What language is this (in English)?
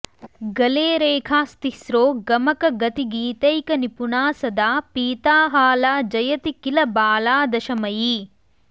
Sanskrit